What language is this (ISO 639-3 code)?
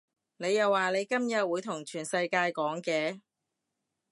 yue